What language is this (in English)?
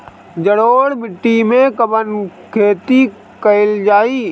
Bhojpuri